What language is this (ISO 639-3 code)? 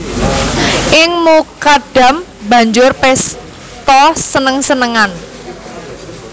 jav